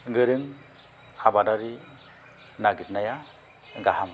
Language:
Bodo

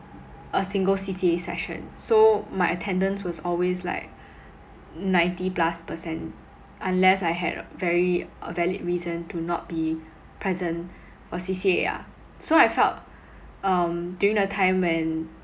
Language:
English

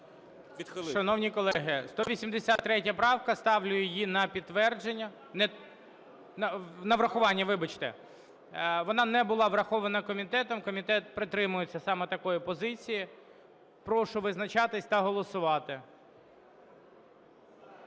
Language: Ukrainian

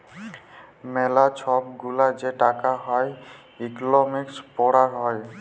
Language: Bangla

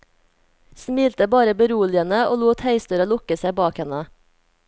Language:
Norwegian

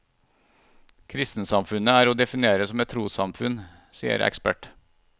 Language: Norwegian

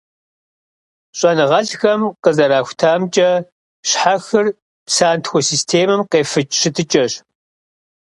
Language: Kabardian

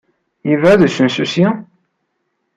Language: Kabyle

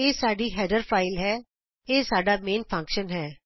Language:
Punjabi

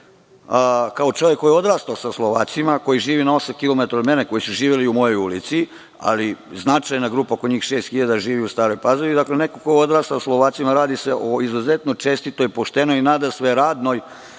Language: Serbian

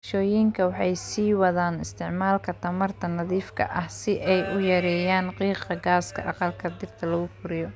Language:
Somali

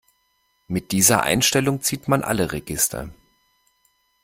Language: German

